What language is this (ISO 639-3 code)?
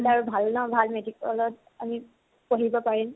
asm